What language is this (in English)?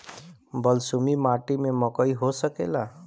Bhojpuri